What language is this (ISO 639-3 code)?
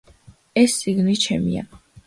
kat